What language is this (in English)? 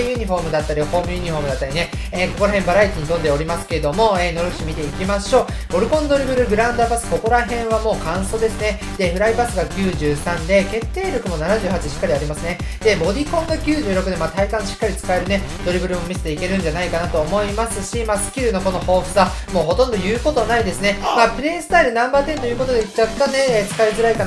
Japanese